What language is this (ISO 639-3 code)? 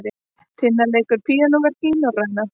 isl